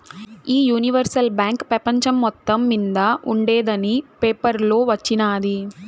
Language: Telugu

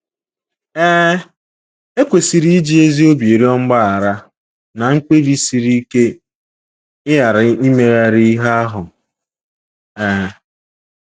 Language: Igbo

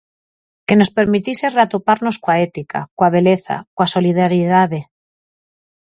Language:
Galician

